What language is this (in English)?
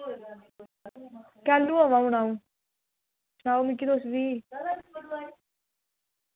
Dogri